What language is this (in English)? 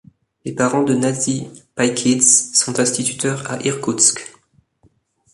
French